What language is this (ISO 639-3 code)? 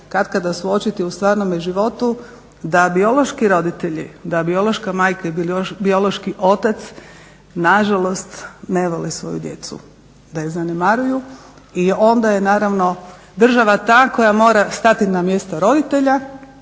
hrv